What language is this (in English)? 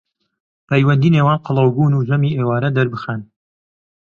Central Kurdish